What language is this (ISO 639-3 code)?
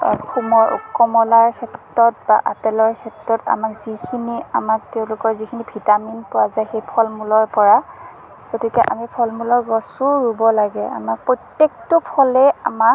asm